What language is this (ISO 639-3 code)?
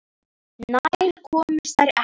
isl